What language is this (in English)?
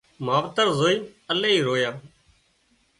Wadiyara Koli